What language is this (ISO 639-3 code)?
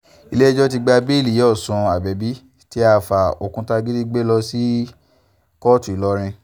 yor